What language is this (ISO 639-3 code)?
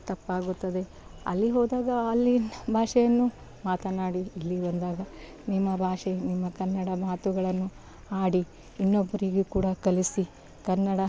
kan